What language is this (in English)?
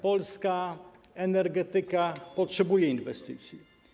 Polish